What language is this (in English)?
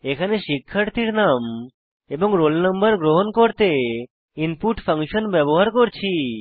Bangla